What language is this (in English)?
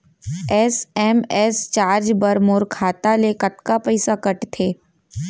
Chhattisgarhi